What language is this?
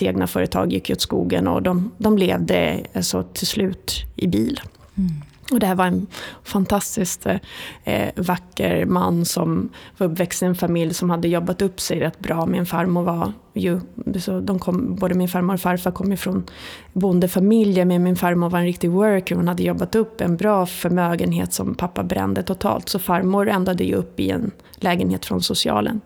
Swedish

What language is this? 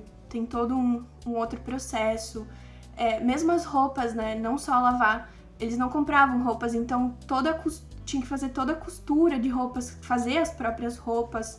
Portuguese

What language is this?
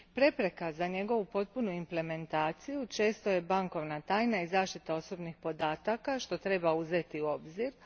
Croatian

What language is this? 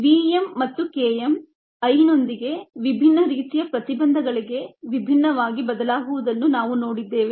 Kannada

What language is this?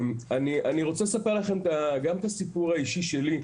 Hebrew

